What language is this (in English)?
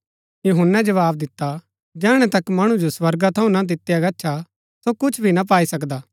Gaddi